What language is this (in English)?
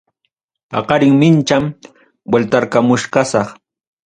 Ayacucho Quechua